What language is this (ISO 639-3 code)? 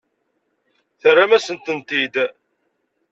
kab